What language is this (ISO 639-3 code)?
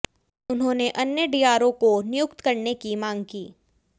hin